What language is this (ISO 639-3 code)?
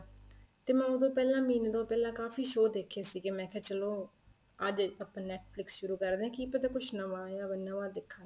pan